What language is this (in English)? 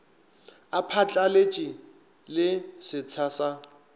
Northern Sotho